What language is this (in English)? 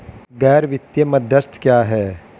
Hindi